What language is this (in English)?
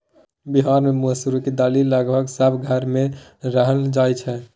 Maithili